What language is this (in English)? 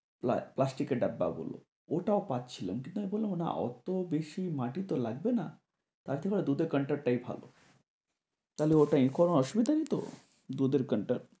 Bangla